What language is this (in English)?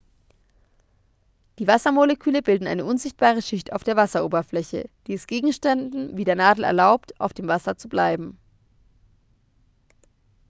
German